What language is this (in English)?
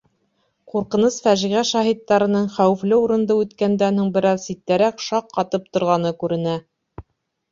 Bashkir